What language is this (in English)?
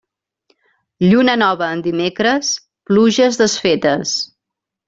Catalan